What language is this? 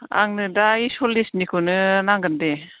Bodo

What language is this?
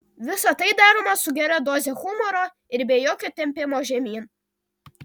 Lithuanian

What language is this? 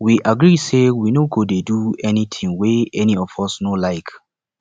Nigerian Pidgin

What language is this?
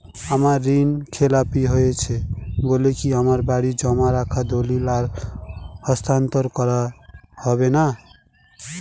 Bangla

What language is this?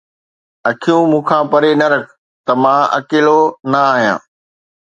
Sindhi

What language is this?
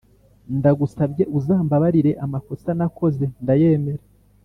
Kinyarwanda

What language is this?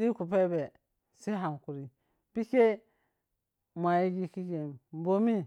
Piya-Kwonci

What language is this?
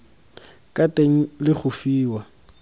Tswana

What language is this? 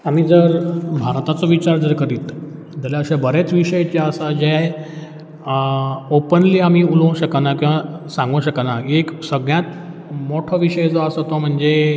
Konkani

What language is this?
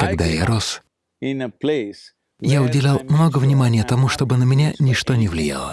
Russian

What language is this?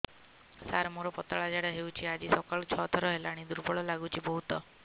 Odia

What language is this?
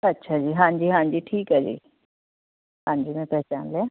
Punjabi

